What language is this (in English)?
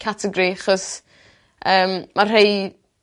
Welsh